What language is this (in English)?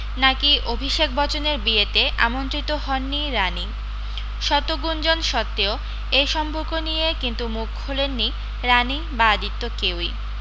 Bangla